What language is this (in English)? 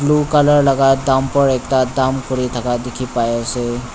Naga Pidgin